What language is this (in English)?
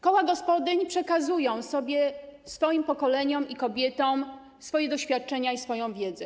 Polish